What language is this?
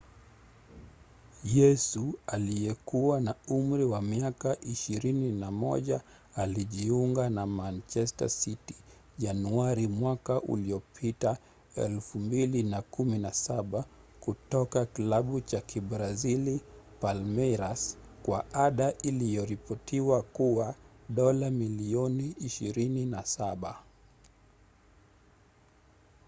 Swahili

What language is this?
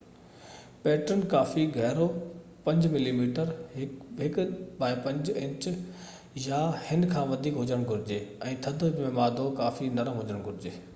Sindhi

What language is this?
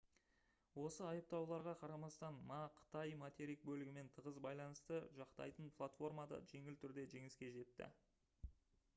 Kazakh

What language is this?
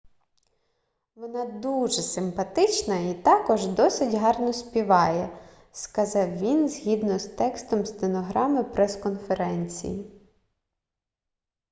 Ukrainian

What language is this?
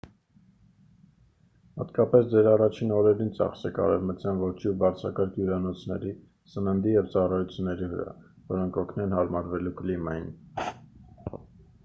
Armenian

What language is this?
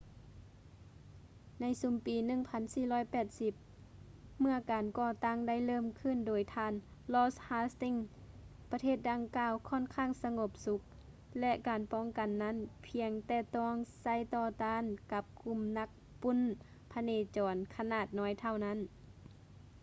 Lao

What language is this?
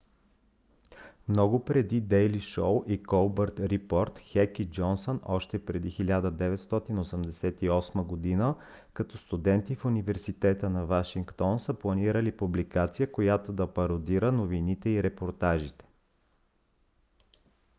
Bulgarian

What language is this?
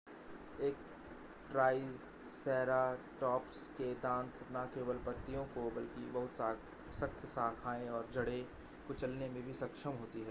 Hindi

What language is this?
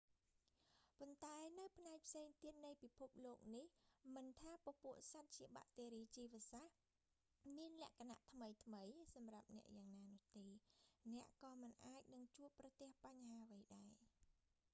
Khmer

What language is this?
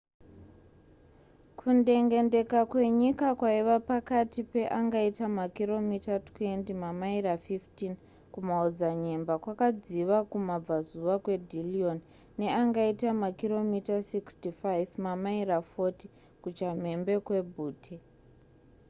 Shona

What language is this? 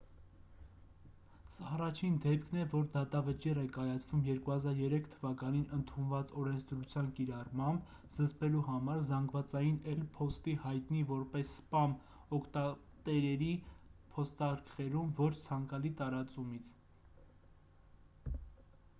Armenian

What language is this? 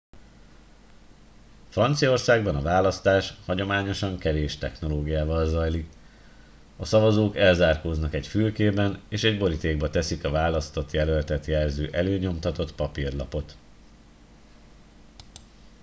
Hungarian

